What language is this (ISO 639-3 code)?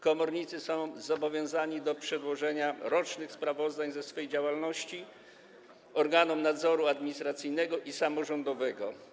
pol